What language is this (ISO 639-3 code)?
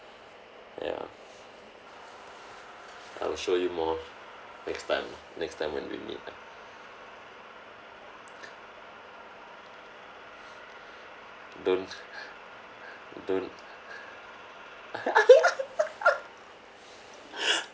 eng